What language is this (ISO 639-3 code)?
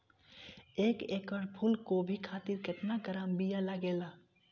bho